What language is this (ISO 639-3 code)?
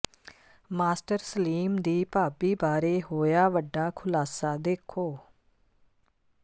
pan